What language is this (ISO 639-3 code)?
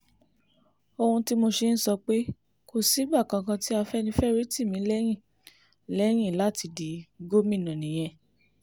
yor